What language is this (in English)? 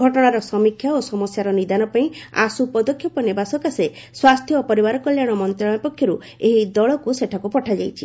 Odia